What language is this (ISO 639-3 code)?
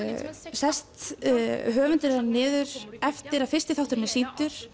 isl